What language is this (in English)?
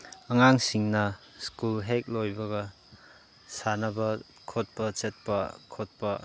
Manipuri